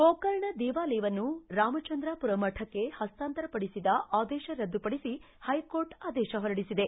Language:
Kannada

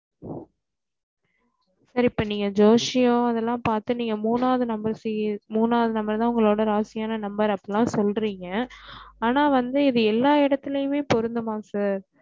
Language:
Tamil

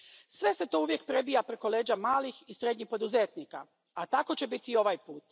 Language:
Croatian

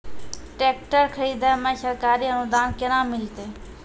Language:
Maithili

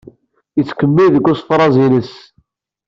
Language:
Kabyle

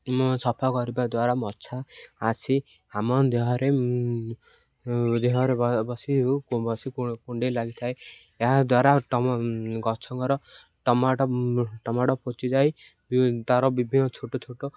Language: Odia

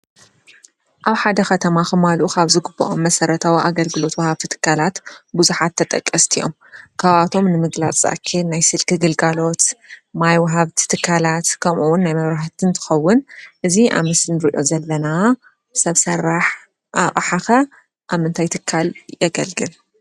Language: Tigrinya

